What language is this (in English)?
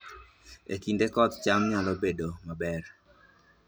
Luo (Kenya and Tanzania)